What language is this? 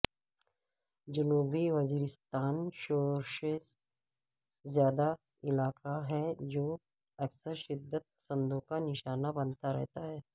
Urdu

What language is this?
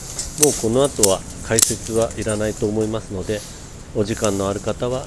Japanese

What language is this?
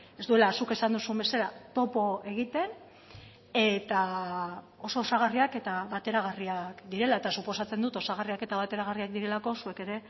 Basque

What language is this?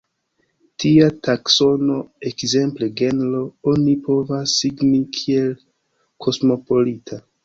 Esperanto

